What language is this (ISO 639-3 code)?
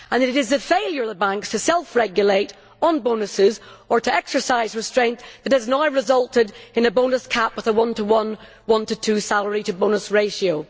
eng